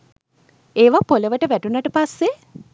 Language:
Sinhala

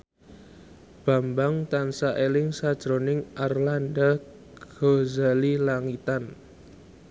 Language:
Javanese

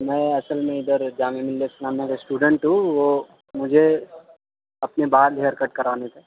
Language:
Urdu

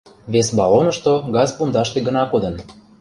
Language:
Mari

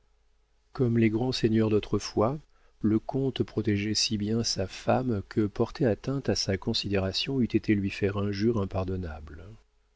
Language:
French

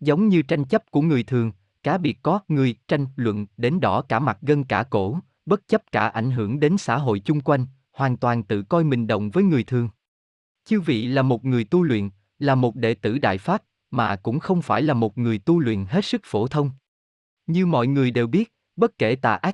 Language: Vietnamese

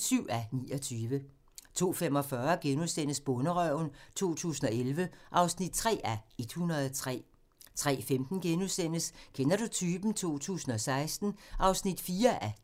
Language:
Danish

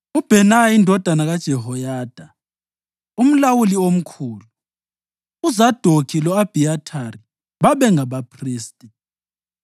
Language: North Ndebele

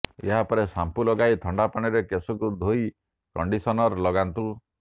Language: Odia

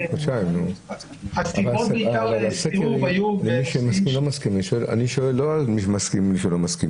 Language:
Hebrew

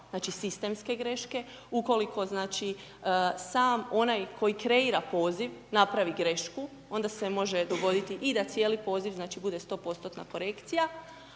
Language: Croatian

